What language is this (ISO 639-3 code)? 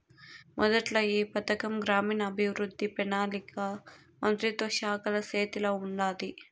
tel